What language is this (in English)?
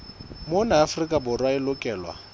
Southern Sotho